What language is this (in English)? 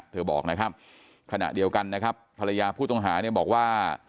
Thai